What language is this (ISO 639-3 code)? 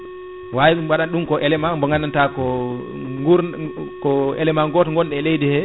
ful